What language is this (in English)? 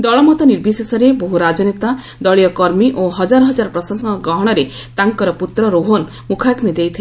Odia